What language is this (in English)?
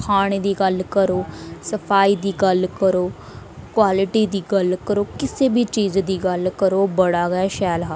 Dogri